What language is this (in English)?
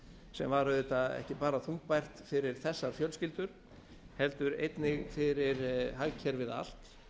Icelandic